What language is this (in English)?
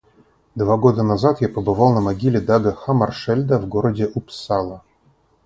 Russian